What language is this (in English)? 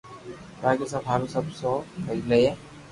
Loarki